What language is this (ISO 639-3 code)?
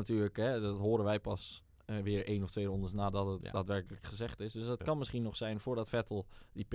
nld